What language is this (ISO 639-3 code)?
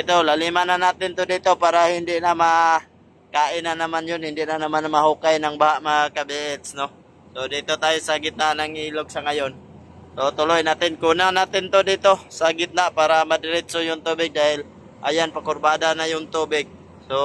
fil